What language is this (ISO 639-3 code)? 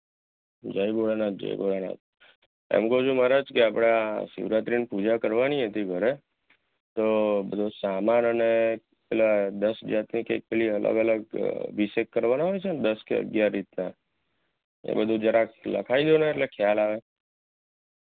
guj